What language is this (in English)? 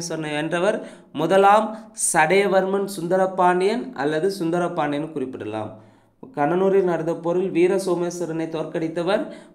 Tamil